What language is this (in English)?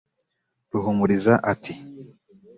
Kinyarwanda